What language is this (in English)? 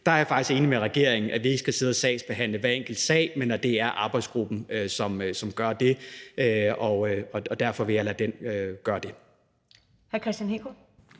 Danish